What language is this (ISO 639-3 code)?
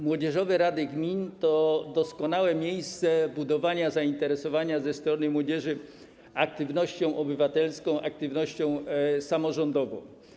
pol